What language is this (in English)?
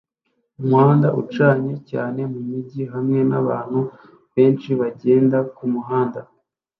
Kinyarwanda